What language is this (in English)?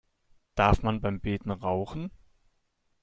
German